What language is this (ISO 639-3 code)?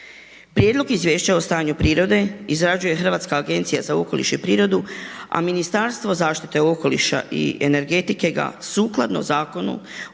hrv